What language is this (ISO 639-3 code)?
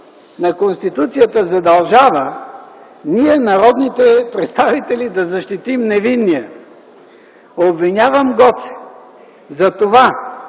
bul